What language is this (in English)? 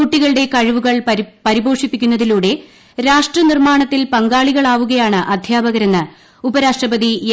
Malayalam